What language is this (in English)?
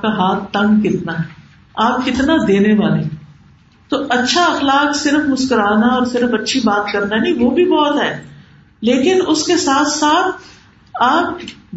Urdu